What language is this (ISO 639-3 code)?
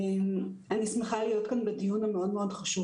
heb